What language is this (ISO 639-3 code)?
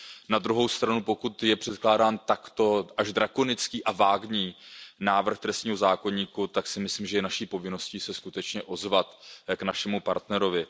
ces